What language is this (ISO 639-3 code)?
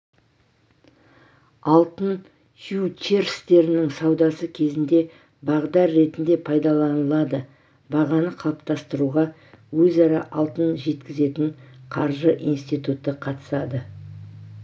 kaz